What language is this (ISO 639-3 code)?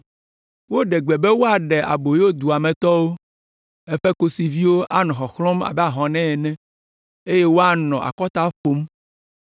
ewe